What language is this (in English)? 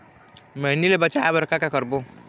Chhattisgarhi